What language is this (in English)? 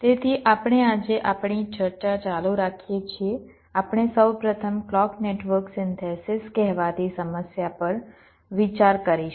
Gujarati